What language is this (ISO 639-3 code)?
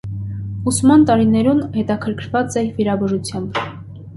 hye